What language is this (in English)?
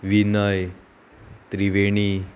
Konkani